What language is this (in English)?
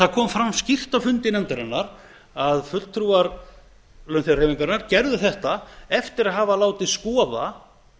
Icelandic